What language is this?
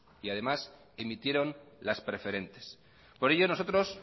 Spanish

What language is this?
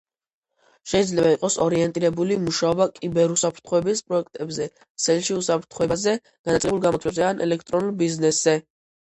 Georgian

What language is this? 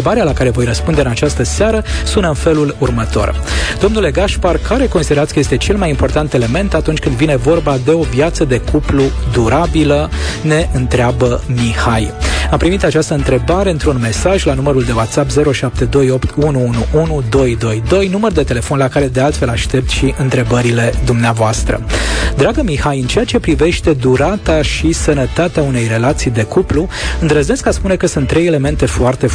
Romanian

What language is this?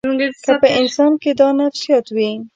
Pashto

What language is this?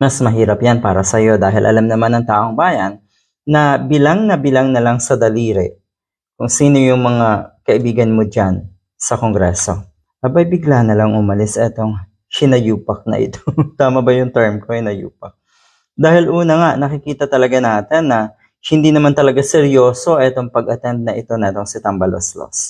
Filipino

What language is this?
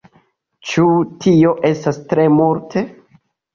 Esperanto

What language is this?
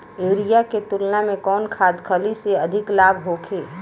Bhojpuri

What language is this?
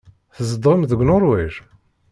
Kabyle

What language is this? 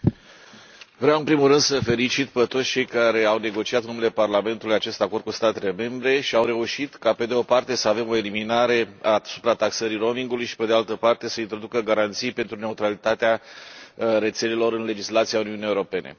Romanian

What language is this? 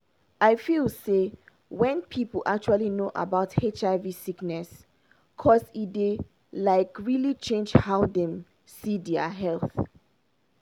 Nigerian Pidgin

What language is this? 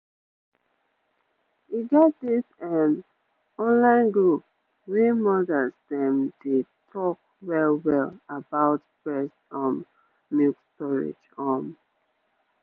Nigerian Pidgin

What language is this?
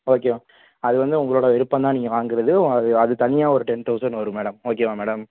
Tamil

